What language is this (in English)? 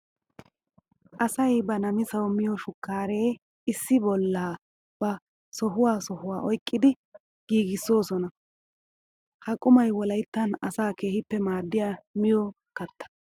Wolaytta